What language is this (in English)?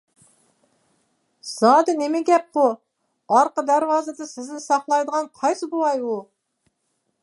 Uyghur